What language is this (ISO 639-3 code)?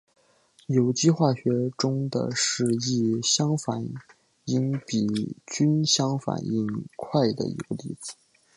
zho